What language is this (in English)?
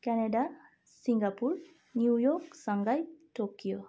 Nepali